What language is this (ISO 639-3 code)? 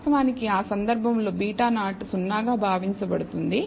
tel